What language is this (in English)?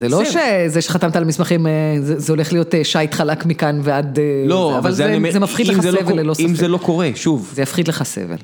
Hebrew